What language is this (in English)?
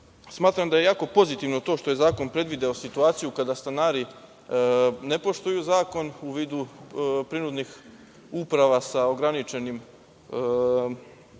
Serbian